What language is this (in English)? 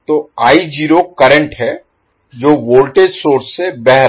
Hindi